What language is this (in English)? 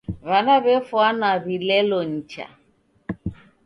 Taita